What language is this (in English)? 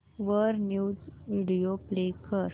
Marathi